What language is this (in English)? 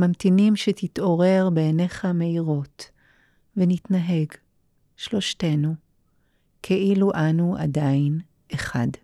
Hebrew